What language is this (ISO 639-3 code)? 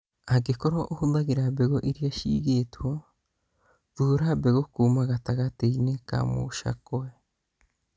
kik